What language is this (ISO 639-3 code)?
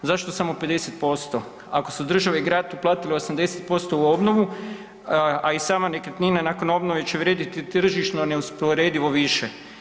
hrv